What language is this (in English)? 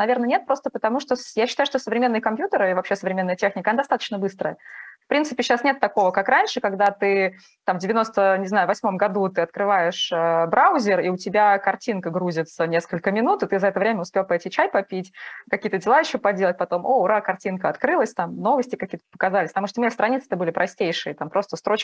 Russian